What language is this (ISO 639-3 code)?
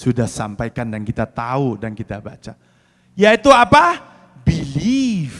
ind